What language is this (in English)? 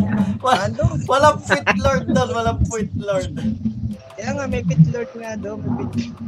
Filipino